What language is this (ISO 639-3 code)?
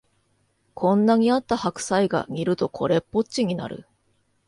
jpn